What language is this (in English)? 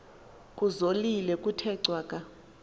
Xhosa